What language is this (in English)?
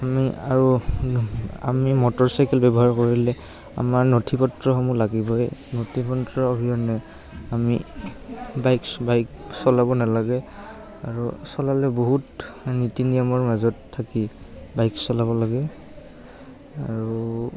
Assamese